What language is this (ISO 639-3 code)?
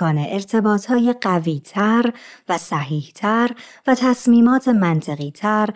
fas